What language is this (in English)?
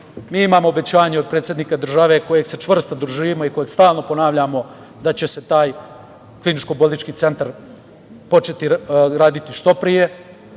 Serbian